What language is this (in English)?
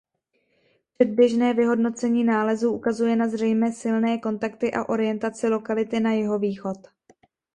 Czech